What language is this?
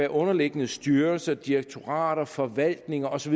Danish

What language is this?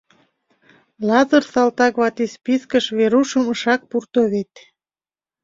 Mari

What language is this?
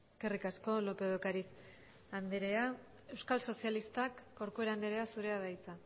Basque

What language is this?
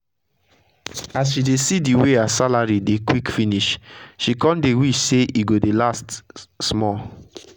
Nigerian Pidgin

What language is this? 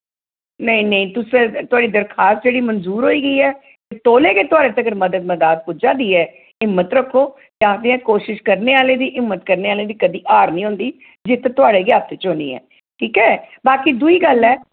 Dogri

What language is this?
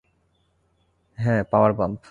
Bangla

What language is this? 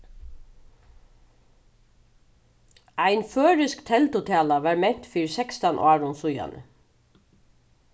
Faroese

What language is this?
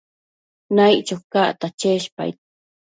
Matsés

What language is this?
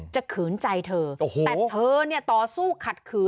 Thai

